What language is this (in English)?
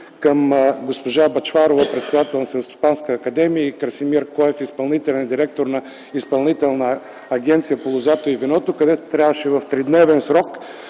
Bulgarian